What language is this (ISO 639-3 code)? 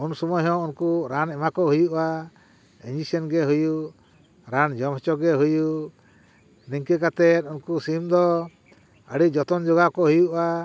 sat